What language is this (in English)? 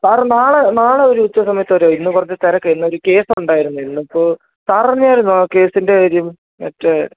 Malayalam